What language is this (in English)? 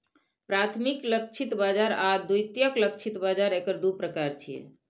Maithili